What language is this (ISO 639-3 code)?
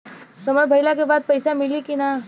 bho